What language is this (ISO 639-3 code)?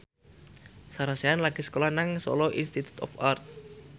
jav